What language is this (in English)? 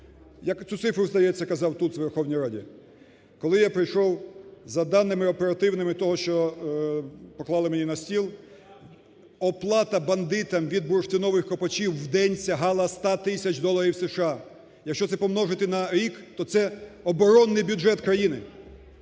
Ukrainian